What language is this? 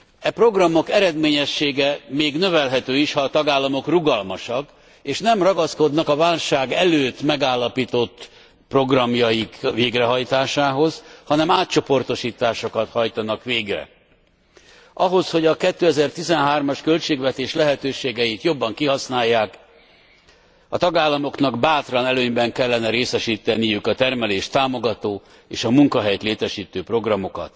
Hungarian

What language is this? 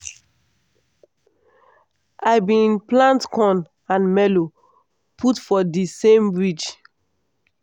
Nigerian Pidgin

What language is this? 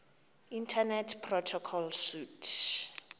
Xhosa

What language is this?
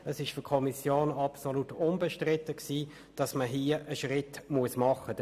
Swiss German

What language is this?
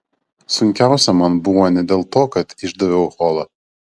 Lithuanian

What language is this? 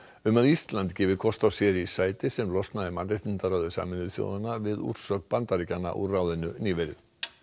Icelandic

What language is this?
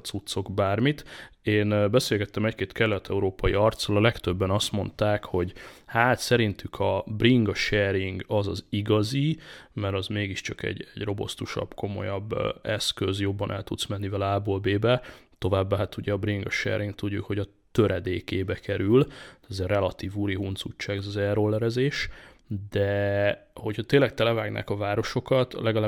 Hungarian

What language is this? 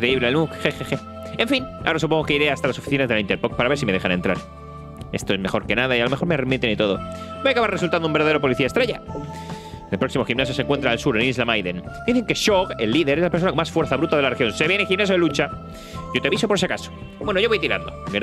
Spanish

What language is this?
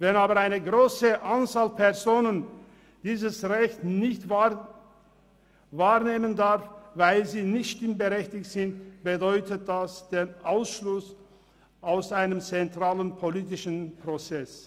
Swiss German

